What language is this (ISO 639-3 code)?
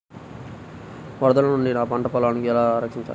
tel